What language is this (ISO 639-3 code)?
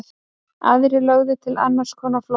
isl